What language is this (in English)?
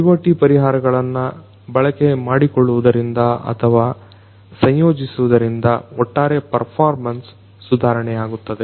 Kannada